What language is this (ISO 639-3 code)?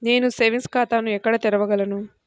tel